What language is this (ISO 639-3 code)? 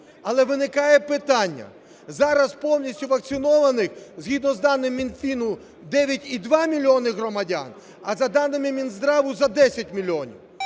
ukr